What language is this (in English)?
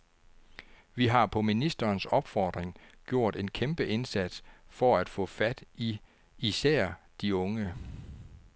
Danish